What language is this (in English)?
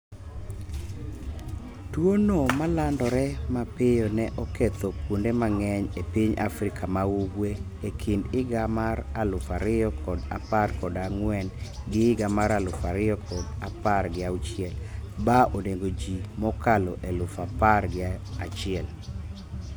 Luo (Kenya and Tanzania)